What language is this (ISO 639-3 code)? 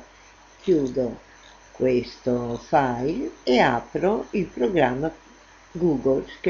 ita